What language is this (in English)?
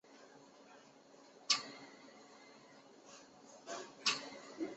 Chinese